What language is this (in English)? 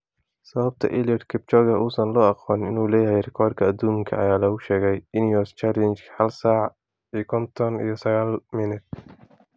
Somali